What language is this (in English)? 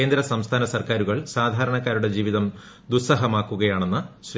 Malayalam